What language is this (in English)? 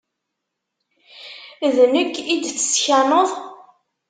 Kabyle